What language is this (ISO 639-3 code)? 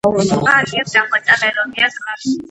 kat